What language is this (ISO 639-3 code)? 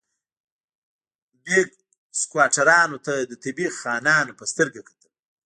pus